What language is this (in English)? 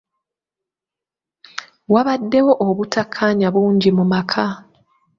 Ganda